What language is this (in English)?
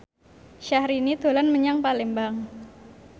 Javanese